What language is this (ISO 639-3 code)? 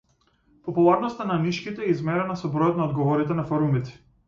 mkd